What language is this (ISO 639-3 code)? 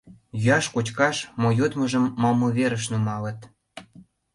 chm